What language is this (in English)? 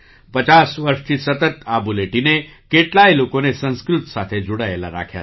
Gujarati